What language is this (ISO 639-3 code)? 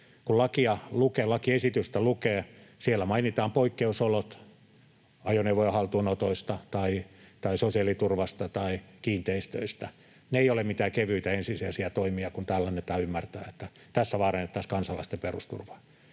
fin